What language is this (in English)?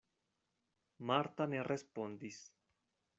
Esperanto